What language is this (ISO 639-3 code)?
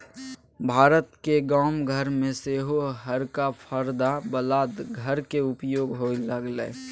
mai